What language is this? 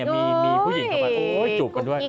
Thai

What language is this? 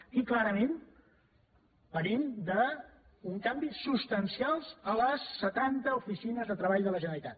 Catalan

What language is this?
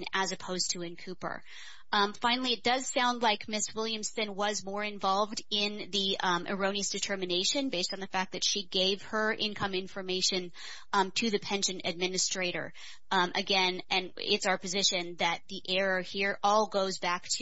English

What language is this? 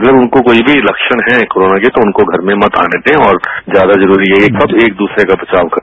Hindi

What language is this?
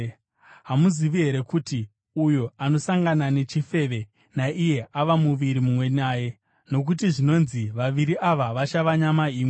Shona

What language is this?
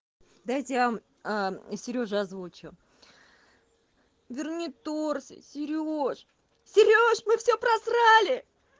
Russian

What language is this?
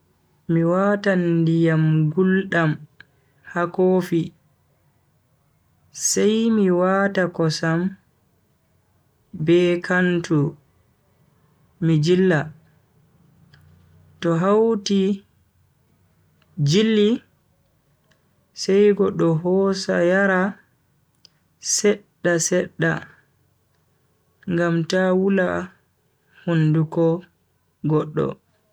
Bagirmi Fulfulde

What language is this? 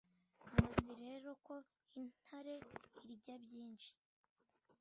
Kinyarwanda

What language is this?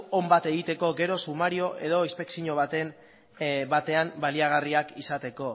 Basque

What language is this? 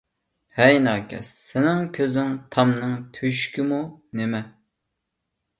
Uyghur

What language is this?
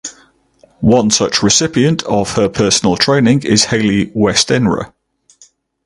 English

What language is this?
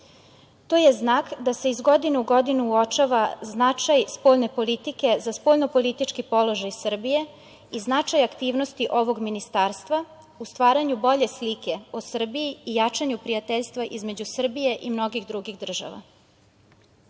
Serbian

